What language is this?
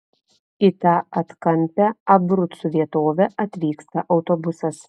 Lithuanian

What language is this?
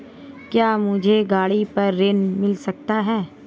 Hindi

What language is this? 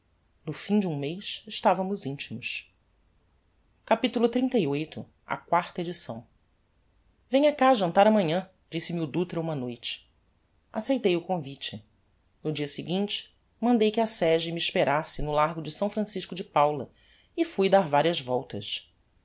Portuguese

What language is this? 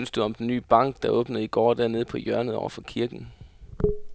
Danish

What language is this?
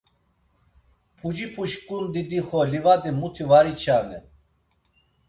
Laz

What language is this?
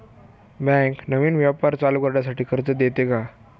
Marathi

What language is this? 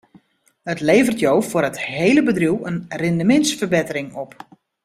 Western Frisian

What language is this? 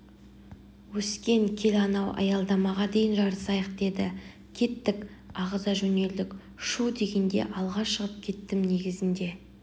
Kazakh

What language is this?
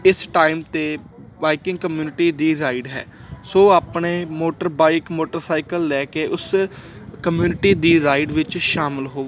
Punjabi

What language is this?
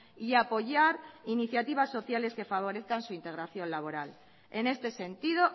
Spanish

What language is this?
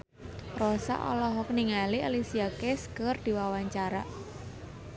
Sundanese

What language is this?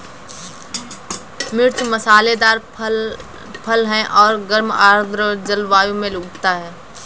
Hindi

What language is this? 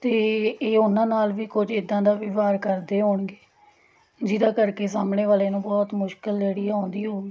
Punjabi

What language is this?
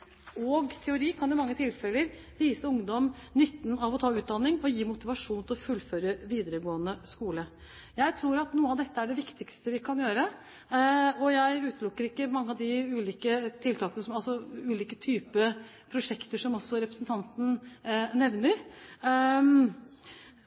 Norwegian Bokmål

